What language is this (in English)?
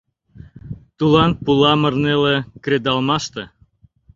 Mari